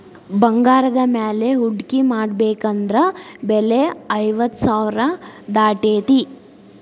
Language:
Kannada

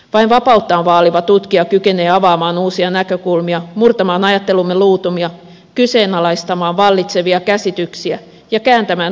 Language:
Finnish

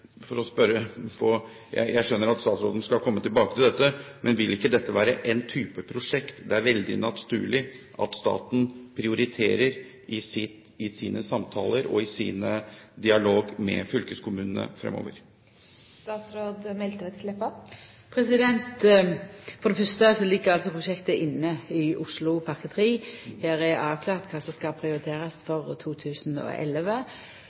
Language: Norwegian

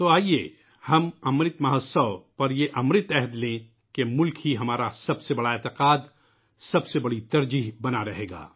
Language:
Urdu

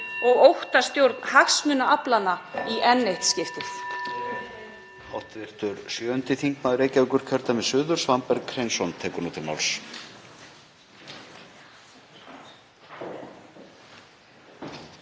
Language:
Icelandic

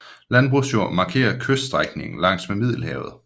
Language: Danish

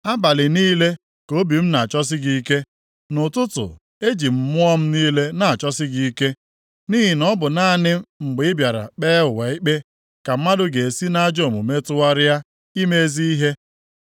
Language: Igbo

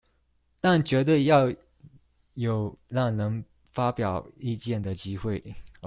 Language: Chinese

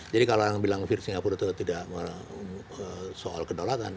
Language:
Indonesian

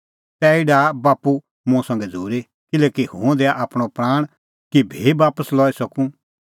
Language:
Kullu Pahari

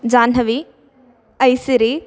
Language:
Sanskrit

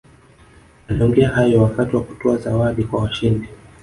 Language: Swahili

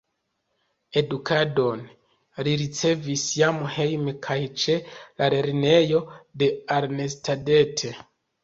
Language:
Esperanto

